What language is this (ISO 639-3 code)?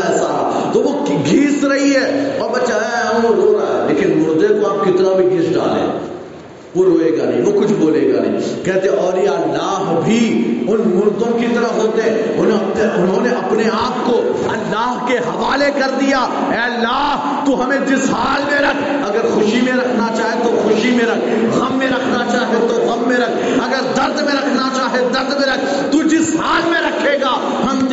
urd